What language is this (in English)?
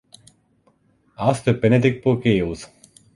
German